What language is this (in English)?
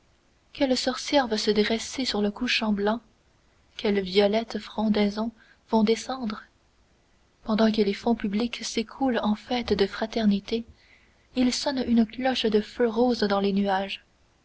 French